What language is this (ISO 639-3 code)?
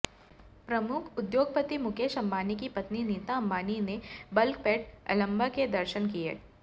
hin